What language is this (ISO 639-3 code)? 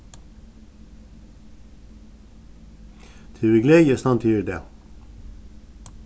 fao